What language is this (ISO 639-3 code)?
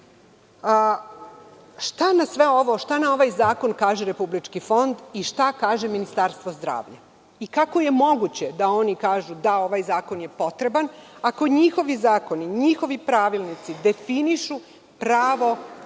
srp